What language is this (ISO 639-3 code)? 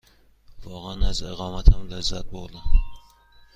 fas